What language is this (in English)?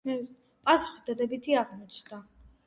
Georgian